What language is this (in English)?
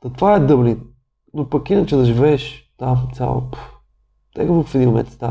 Bulgarian